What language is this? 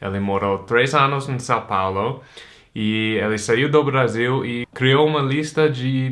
Portuguese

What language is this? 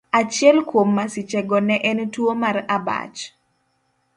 Luo (Kenya and Tanzania)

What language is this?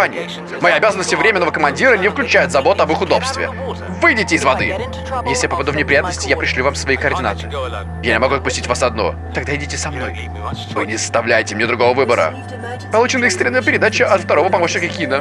Russian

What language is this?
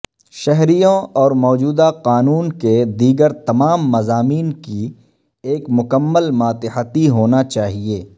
Urdu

